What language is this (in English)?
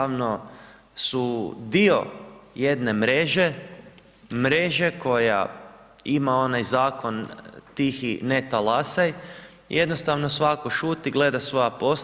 Croatian